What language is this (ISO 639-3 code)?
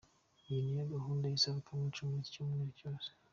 kin